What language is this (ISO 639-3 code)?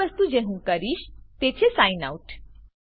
guj